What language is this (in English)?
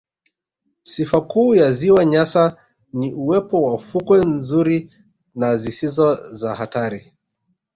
Swahili